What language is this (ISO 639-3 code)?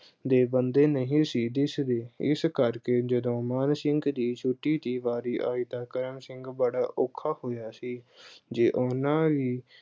pan